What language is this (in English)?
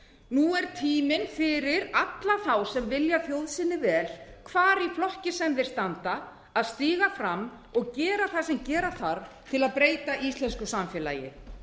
Icelandic